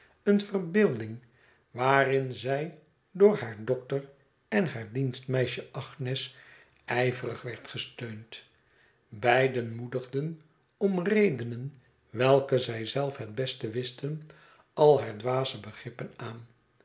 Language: Dutch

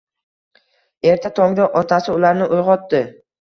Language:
Uzbek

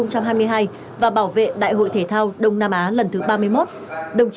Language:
Vietnamese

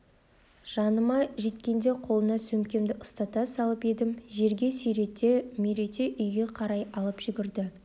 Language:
Kazakh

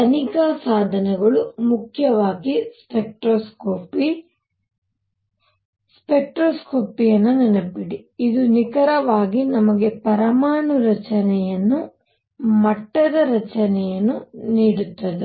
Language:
Kannada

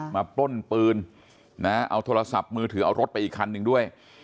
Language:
Thai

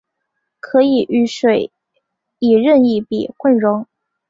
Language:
Chinese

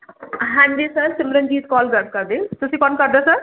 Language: Punjabi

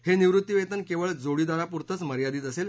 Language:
Marathi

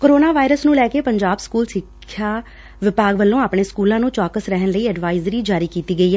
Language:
Punjabi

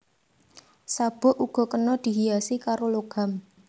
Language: Javanese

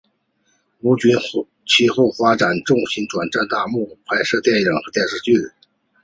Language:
Chinese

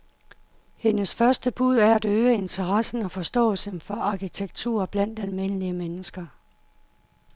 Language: Danish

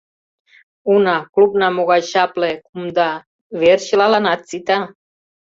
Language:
Mari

